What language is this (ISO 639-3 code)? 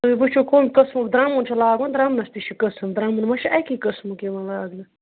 kas